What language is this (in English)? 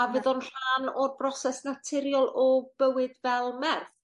Welsh